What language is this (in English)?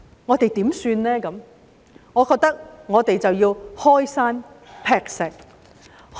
Cantonese